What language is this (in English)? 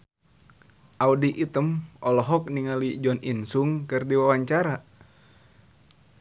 Sundanese